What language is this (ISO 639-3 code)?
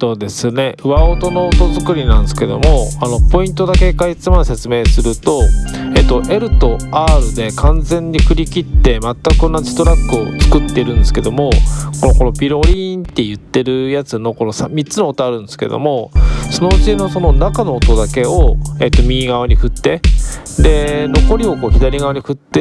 jpn